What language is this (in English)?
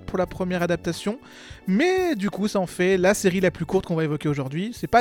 French